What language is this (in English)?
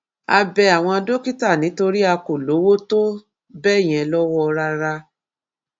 Yoruba